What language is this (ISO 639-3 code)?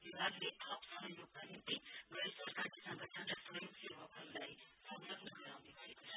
nep